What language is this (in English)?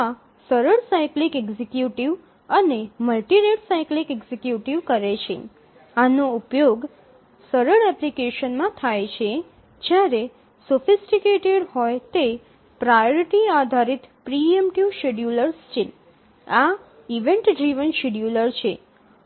Gujarati